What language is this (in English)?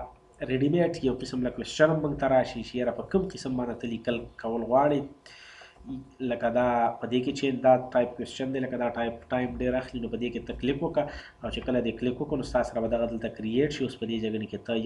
French